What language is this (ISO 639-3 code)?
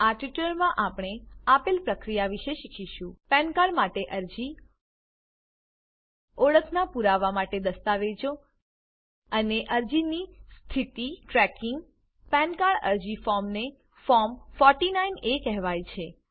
guj